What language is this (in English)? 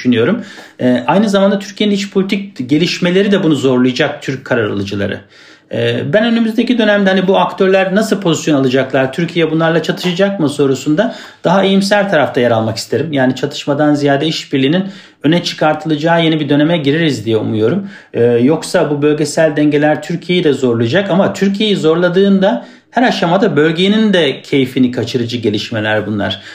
Turkish